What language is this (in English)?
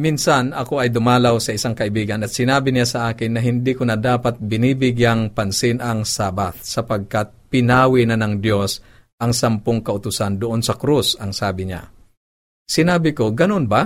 Filipino